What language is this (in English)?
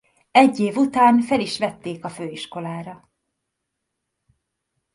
Hungarian